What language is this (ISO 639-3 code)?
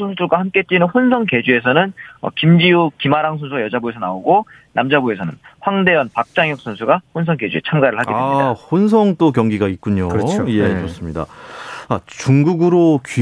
kor